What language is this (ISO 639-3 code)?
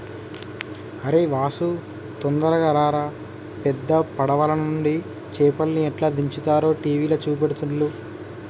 tel